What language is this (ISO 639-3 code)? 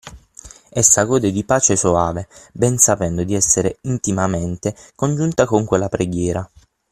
ita